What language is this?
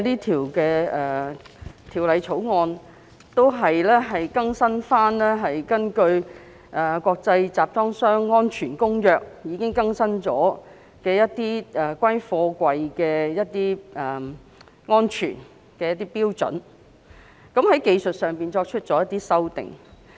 Cantonese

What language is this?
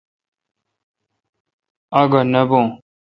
Kalkoti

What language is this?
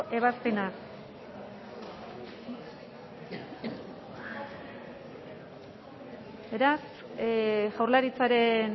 Basque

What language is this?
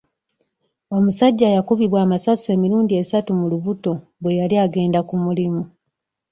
Ganda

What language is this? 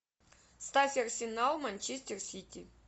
Russian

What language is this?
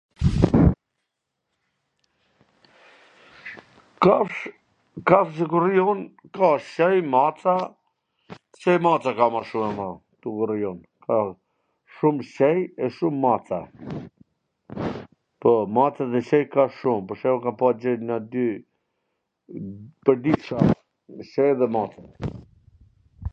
Gheg Albanian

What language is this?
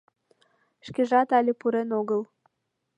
Mari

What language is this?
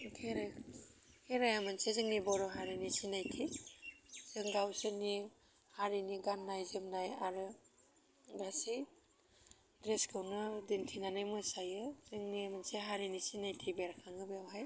Bodo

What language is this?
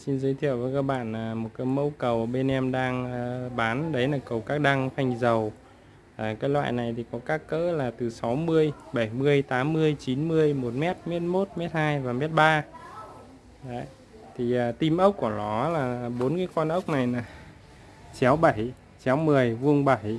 Vietnamese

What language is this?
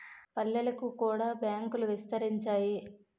Telugu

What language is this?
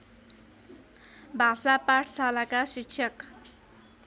Nepali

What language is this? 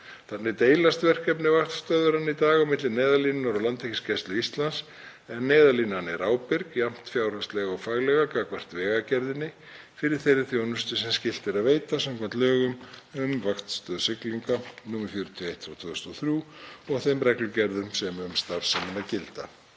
Icelandic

